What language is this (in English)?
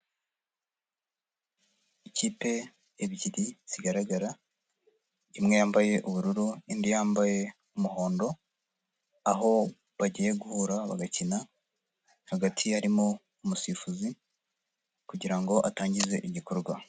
Kinyarwanda